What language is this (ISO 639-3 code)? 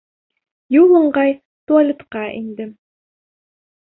bak